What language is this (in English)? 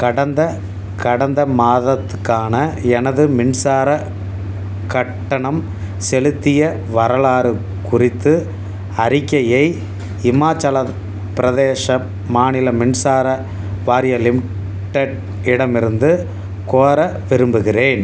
Tamil